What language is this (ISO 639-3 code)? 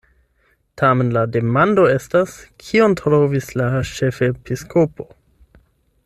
epo